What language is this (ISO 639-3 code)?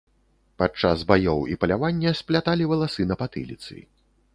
bel